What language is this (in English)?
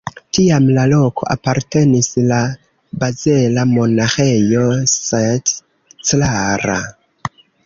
Esperanto